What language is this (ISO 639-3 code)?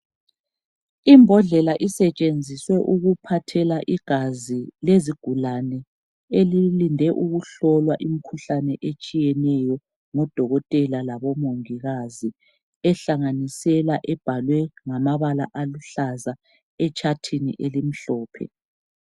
nde